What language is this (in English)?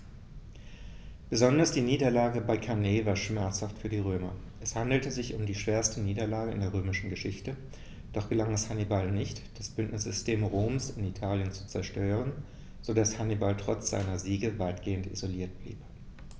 German